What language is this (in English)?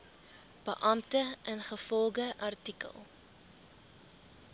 Afrikaans